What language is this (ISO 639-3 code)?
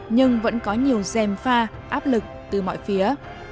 vie